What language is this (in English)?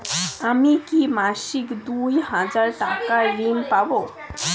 Bangla